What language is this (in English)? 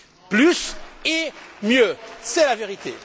French